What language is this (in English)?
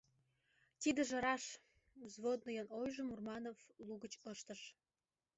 Mari